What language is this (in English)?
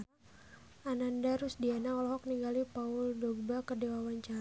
Sundanese